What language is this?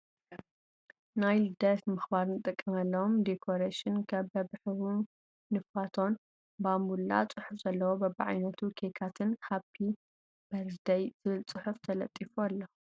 Tigrinya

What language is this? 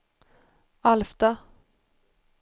Swedish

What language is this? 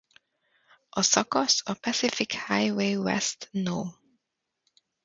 Hungarian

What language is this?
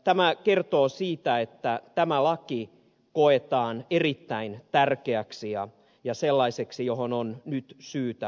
Finnish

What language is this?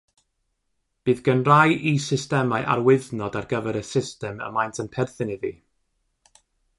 Welsh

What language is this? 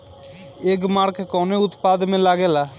Bhojpuri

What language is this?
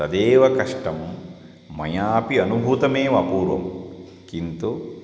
Sanskrit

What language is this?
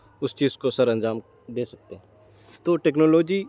Urdu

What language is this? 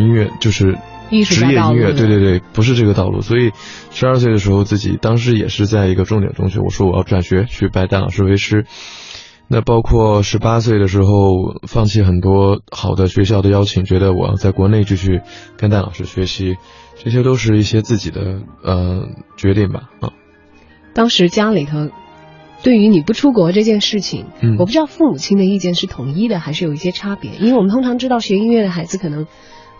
Chinese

